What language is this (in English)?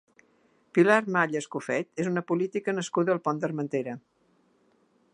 Catalan